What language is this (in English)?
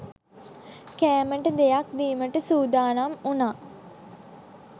Sinhala